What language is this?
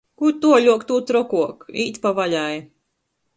Latgalian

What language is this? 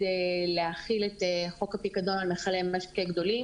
Hebrew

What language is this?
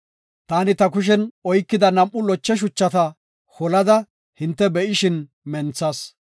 Gofa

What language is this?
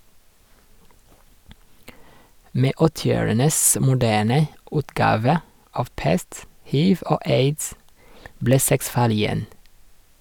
Norwegian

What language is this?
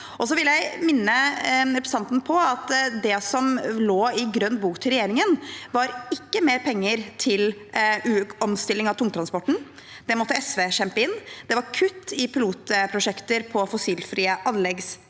Norwegian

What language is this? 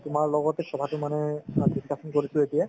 Assamese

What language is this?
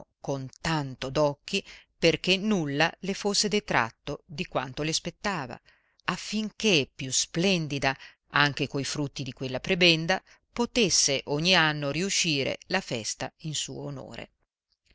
Italian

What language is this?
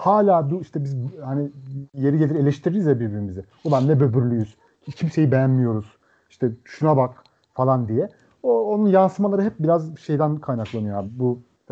Turkish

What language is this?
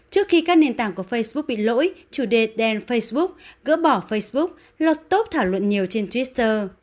Vietnamese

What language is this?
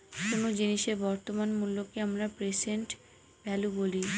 Bangla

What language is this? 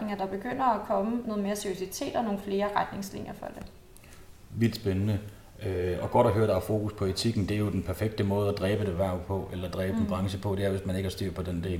Danish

